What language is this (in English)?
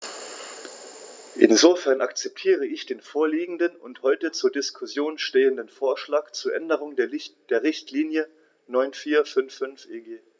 German